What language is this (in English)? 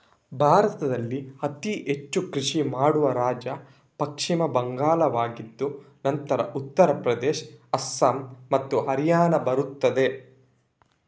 Kannada